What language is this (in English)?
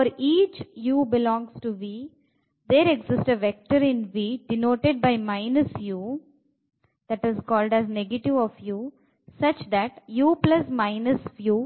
Kannada